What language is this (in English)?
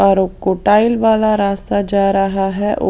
Hindi